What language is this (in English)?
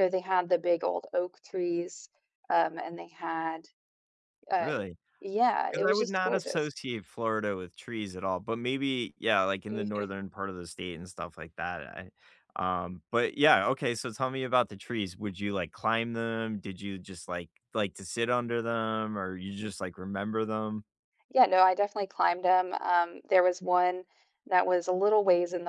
English